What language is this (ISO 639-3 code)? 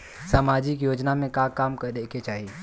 bho